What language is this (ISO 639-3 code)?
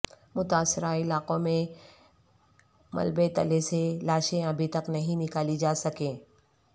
urd